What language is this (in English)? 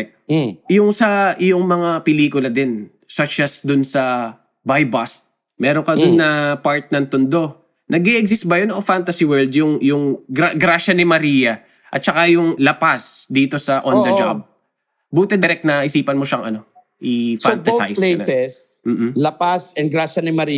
Filipino